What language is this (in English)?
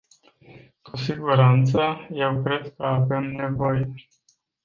Romanian